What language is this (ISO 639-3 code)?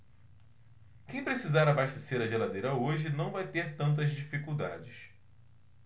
por